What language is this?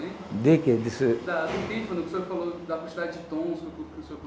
Portuguese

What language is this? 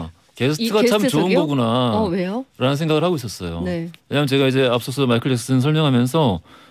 Korean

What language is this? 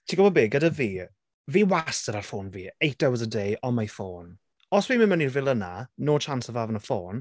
Welsh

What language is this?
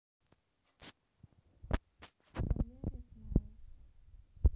Russian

